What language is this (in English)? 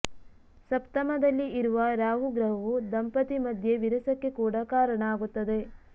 Kannada